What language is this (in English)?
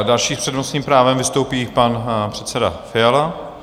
Czech